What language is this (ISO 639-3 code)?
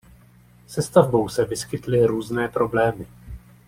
ces